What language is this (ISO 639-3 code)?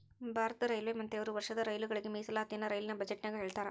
kan